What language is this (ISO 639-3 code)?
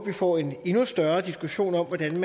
dan